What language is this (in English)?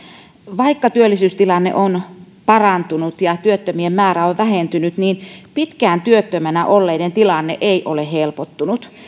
Finnish